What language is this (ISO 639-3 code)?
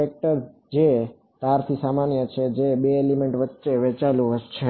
guj